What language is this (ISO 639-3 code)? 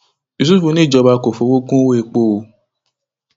yor